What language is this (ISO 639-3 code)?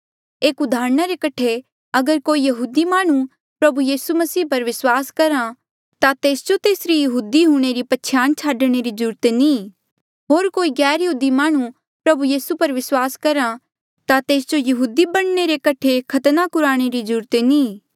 mjl